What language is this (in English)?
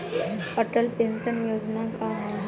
Bhojpuri